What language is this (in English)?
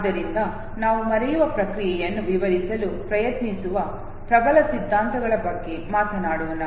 Kannada